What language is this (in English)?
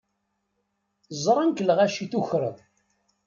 Kabyle